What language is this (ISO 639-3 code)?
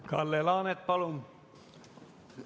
est